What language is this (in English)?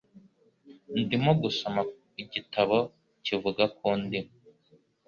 Kinyarwanda